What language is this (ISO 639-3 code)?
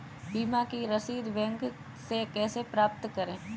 hin